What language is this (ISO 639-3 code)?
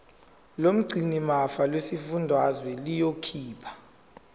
zul